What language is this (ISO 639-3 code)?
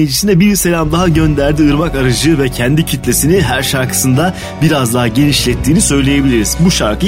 tur